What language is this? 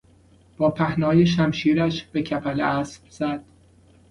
Persian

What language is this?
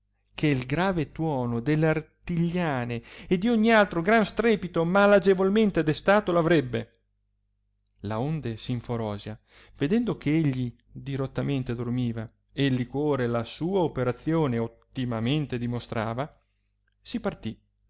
Italian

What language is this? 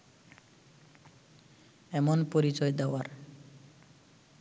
Bangla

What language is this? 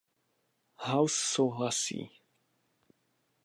Czech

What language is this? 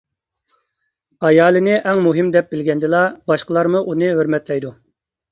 Uyghur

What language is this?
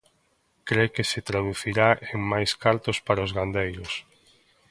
Galician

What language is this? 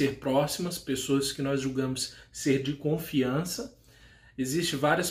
Portuguese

